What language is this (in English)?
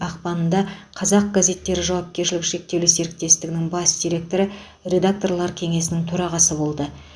Kazakh